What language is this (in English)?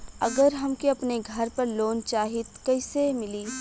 Bhojpuri